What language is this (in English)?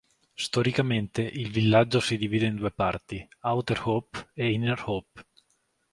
Italian